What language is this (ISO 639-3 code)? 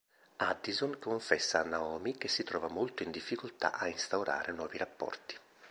ita